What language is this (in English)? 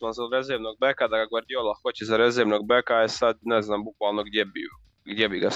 Croatian